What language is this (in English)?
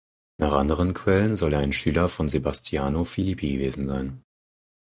German